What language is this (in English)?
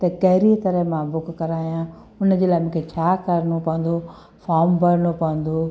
Sindhi